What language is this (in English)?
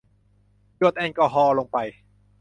Thai